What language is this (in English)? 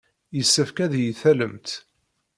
Kabyle